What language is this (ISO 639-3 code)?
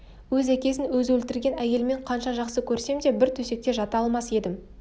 kaz